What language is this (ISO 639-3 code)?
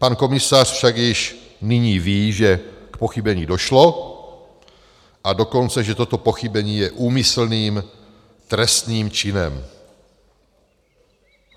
ces